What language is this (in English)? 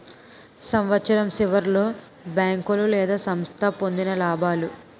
Telugu